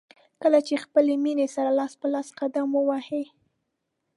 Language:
Pashto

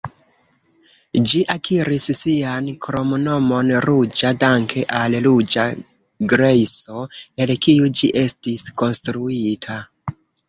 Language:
Esperanto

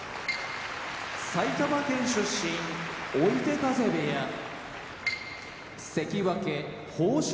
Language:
Japanese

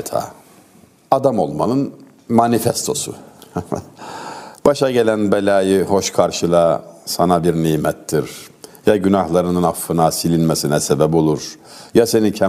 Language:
Turkish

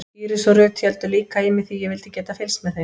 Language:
Icelandic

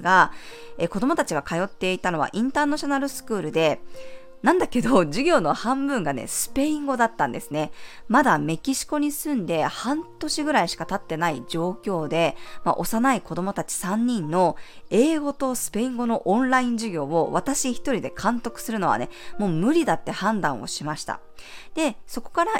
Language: Japanese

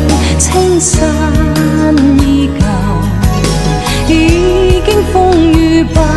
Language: Chinese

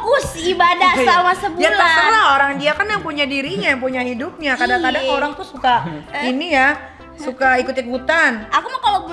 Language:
Indonesian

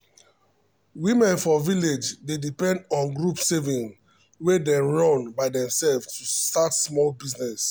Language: Nigerian Pidgin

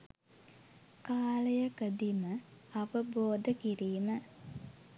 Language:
Sinhala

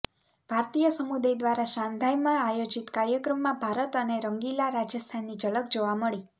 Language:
Gujarati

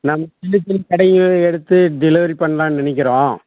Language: Tamil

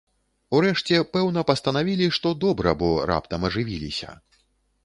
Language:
Belarusian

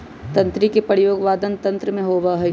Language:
Magahi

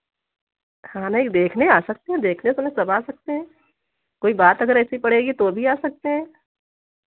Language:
Hindi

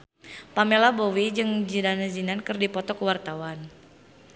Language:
Sundanese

